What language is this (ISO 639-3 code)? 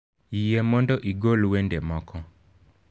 luo